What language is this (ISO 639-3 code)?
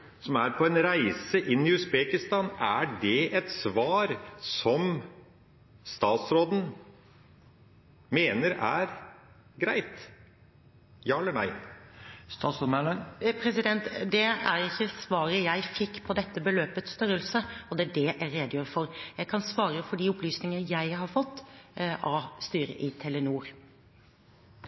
nor